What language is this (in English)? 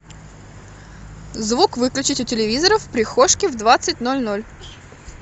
Russian